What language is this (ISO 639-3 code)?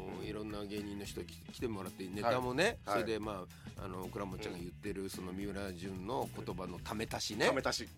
jpn